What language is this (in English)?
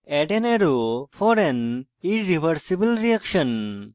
Bangla